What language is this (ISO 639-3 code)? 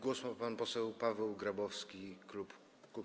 pol